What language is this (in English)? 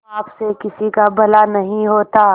Hindi